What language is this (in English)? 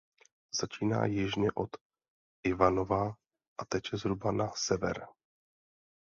Czech